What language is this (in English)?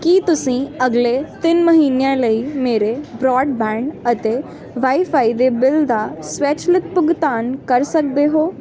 Punjabi